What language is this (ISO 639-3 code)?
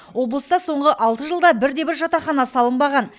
kaz